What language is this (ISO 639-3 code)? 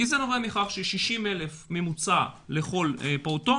heb